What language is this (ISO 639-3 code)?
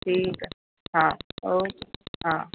snd